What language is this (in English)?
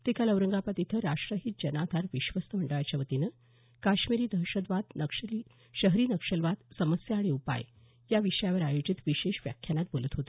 Marathi